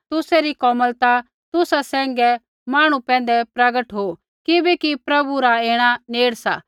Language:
Kullu Pahari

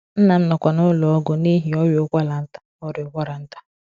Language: Igbo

